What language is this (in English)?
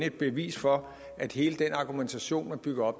Danish